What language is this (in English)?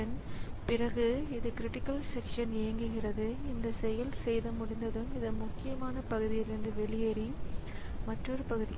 Tamil